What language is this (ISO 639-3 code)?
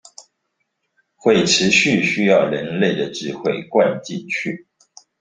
zho